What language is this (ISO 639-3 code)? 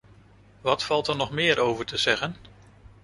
nld